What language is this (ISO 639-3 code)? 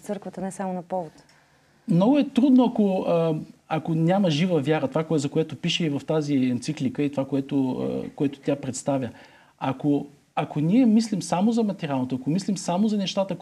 bul